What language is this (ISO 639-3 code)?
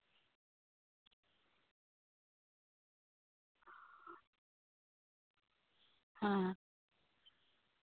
sat